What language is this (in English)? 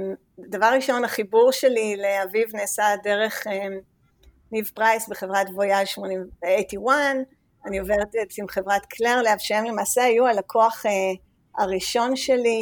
Hebrew